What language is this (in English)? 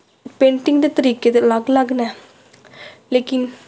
Dogri